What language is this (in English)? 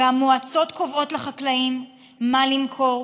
Hebrew